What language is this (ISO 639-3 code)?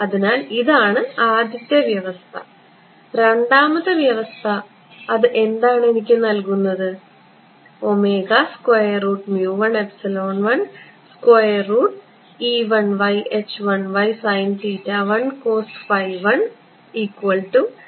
mal